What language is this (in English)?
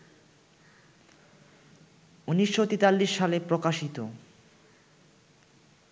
Bangla